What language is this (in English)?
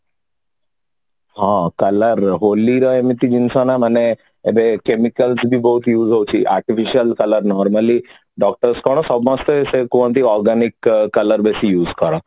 Odia